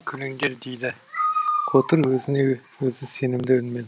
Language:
Kazakh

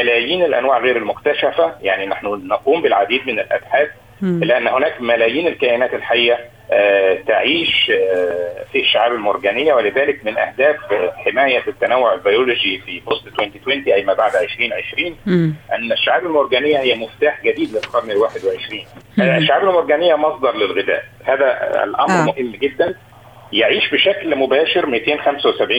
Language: Arabic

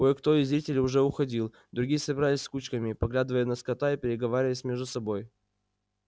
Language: Russian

